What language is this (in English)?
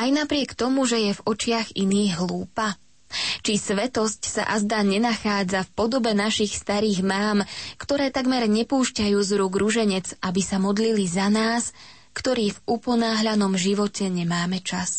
Slovak